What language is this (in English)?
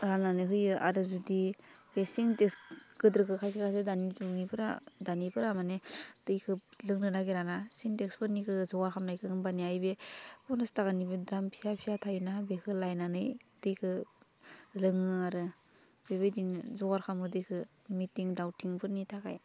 Bodo